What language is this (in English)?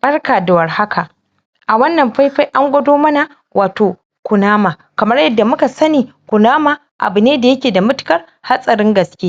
Hausa